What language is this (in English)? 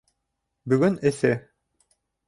Bashkir